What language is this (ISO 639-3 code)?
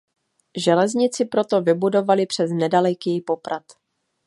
ces